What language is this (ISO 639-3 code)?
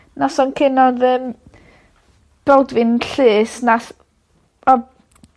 cym